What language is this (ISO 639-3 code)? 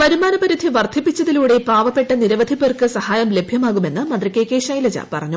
mal